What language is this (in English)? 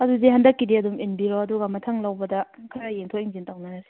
Manipuri